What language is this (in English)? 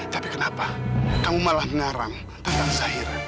Indonesian